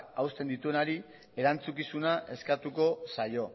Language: Basque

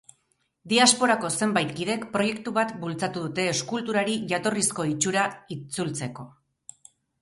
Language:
Basque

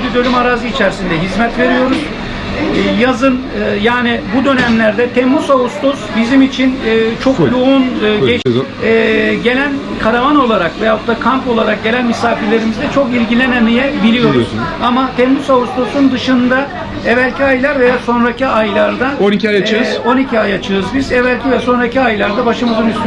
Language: Turkish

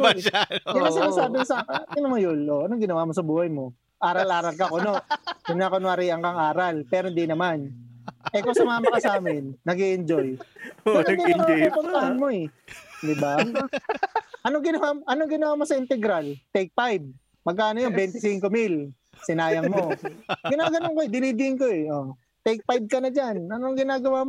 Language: Filipino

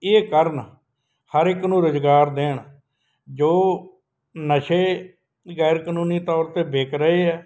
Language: Punjabi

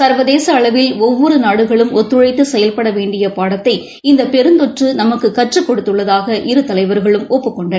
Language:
Tamil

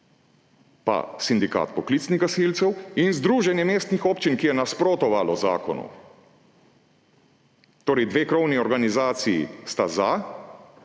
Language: Slovenian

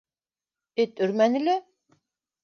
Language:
Bashkir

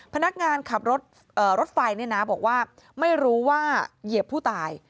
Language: Thai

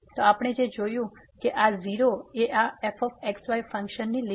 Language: Gujarati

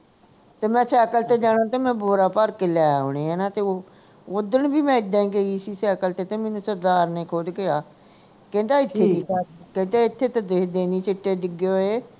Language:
Punjabi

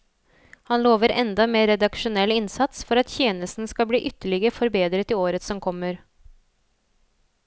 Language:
Norwegian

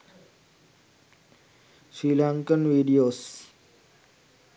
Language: Sinhala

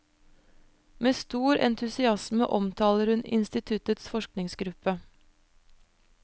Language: Norwegian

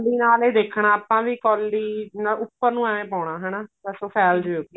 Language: Punjabi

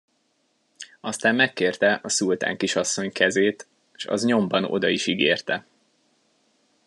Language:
Hungarian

